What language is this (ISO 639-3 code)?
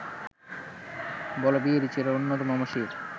ben